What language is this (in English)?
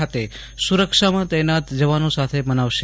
Gujarati